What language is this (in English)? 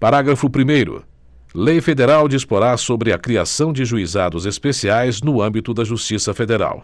Portuguese